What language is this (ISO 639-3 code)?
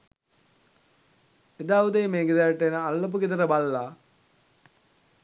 sin